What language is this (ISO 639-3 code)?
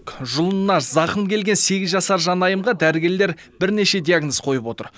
kaz